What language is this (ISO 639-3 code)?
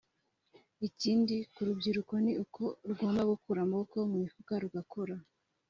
kin